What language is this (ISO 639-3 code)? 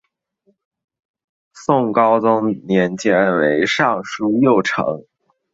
zho